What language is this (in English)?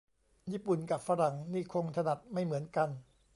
Thai